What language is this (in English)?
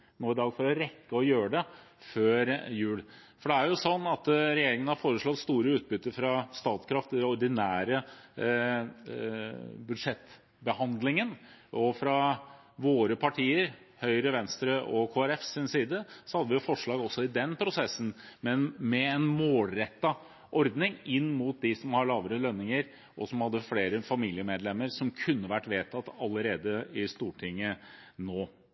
Norwegian Bokmål